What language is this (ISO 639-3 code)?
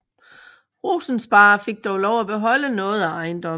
dan